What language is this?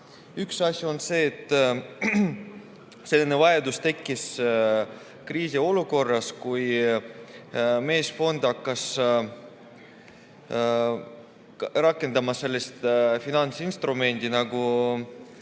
Estonian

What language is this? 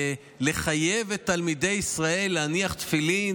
Hebrew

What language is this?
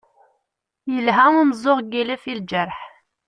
Kabyle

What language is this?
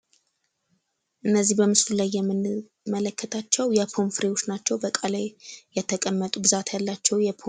Amharic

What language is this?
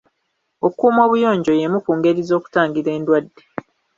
Ganda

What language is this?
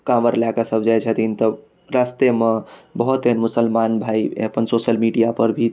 Maithili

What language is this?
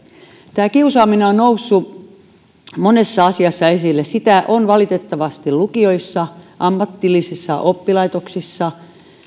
Finnish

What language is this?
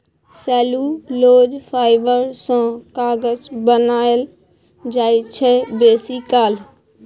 Maithili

